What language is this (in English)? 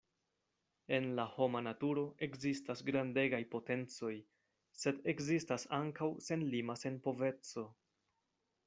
Esperanto